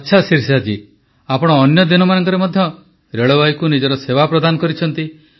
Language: Odia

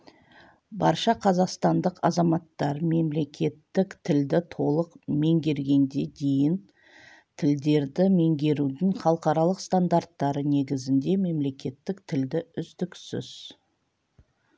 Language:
Kazakh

